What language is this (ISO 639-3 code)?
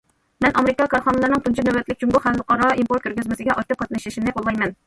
uig